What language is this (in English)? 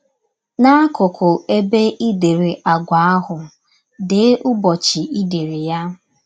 Igbo